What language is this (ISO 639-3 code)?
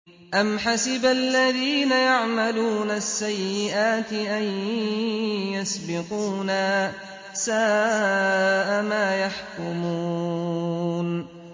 ara